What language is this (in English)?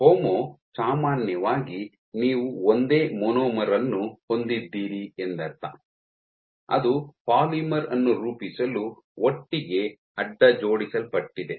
Kannada